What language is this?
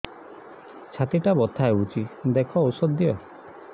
Odia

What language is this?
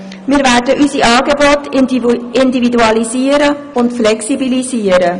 Swiss German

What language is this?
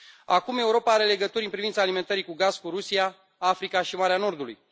Romanian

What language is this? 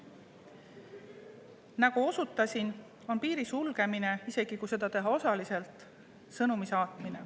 Estonian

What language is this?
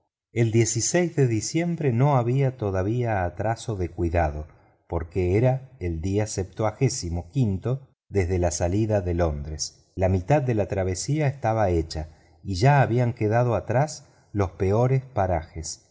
Spanish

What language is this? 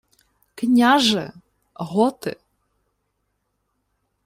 Ukrainian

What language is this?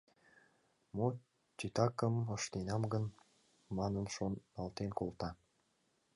Mari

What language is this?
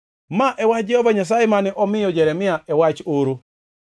Luo (Kenya and Tanzania)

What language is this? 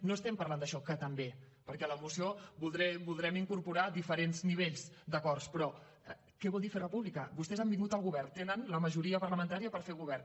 Catalan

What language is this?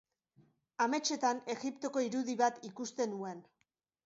Basque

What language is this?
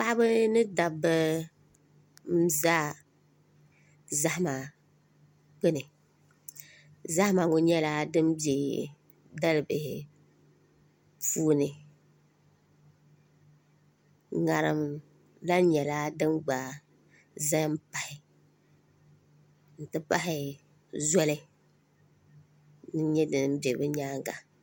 Dagbani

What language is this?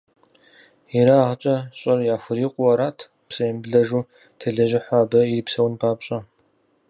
Kabardian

